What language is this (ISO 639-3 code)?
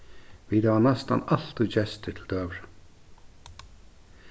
fao